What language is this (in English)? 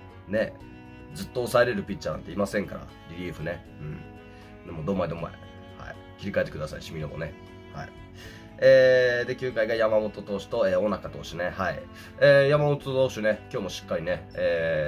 Japanese